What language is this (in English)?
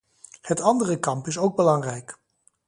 Dutch